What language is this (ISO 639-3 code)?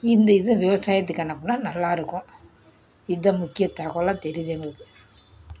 tam